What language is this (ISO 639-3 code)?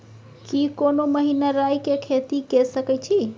mai